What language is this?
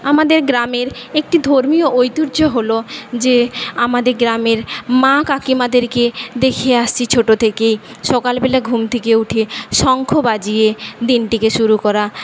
Bangla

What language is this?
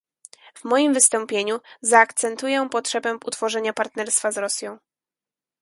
Polish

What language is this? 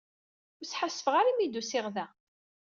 Kabyle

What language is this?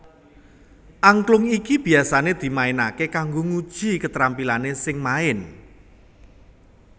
Javanese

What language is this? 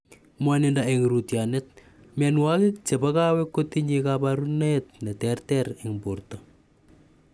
Kalenjin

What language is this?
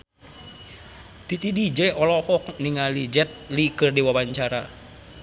Sundanese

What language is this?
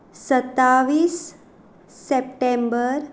Konkani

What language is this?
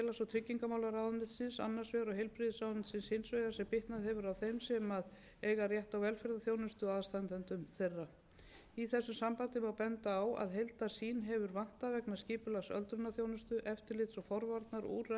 Icelandic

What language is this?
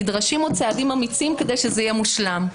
Hebrew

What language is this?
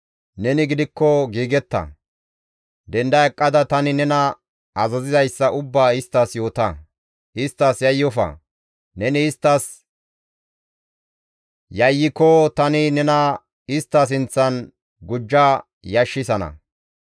Gamo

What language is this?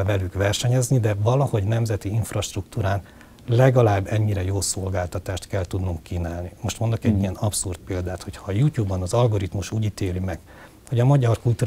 Hungarian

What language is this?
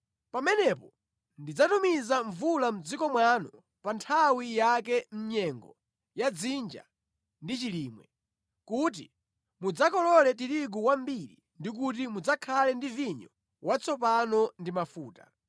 Nyanja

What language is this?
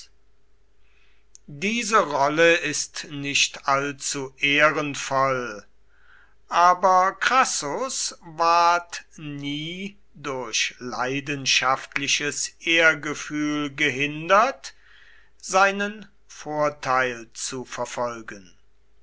German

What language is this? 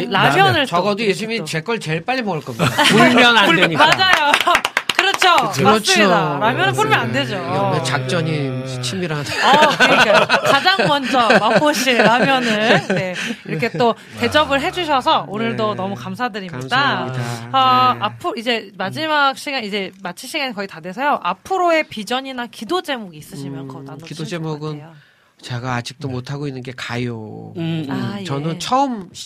Korean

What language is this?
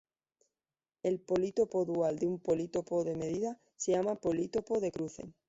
Spanish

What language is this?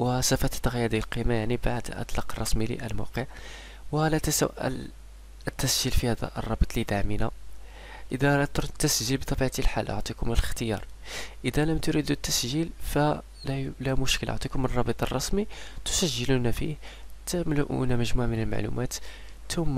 Arabic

